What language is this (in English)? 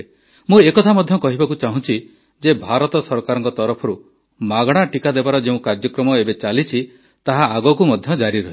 Odia